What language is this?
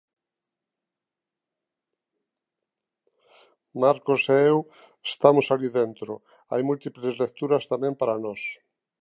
Galician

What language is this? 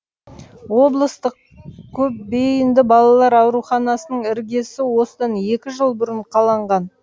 Kazakh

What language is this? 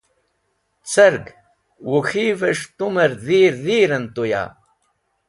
Wakhi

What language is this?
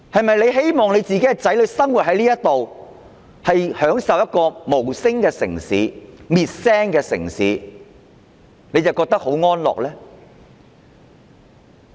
Cantonese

